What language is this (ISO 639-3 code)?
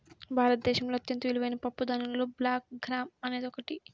tel